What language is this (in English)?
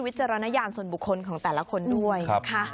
Thai